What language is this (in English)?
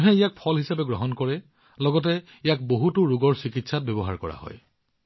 Assamese